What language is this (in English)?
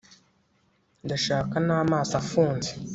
Kinyarwanda